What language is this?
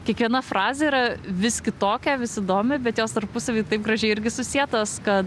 Lithuanian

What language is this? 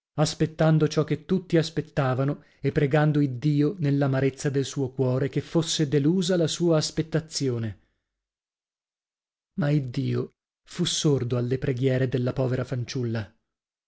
Italian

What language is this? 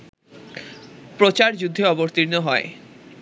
Bangla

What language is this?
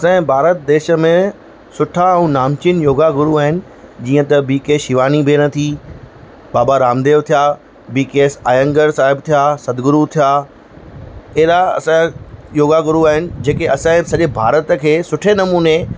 Sindhi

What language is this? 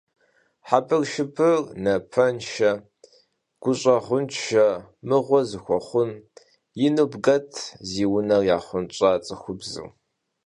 Kabardian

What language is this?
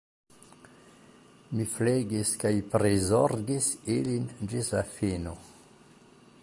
Esperanto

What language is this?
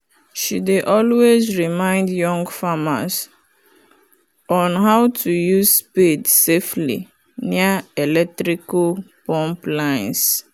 Nigerian Pidgin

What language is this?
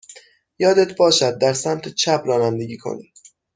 Persian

